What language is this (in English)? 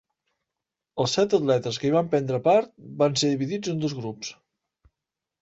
Catalan